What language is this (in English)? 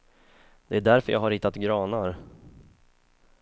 Swedish